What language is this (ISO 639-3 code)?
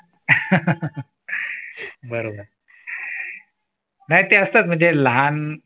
mar